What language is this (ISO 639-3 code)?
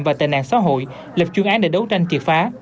vie